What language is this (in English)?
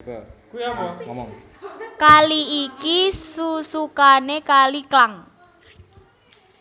Javanese